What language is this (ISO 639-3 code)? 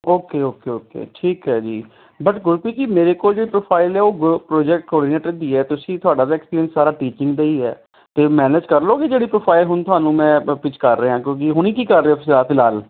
pan